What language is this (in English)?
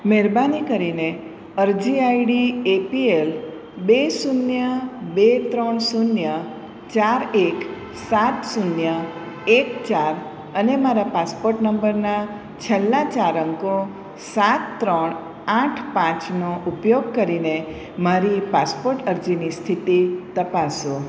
Gujarati